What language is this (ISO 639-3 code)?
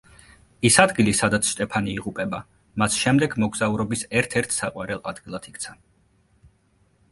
kat